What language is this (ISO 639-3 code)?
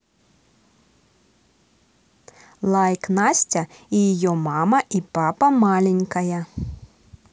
rus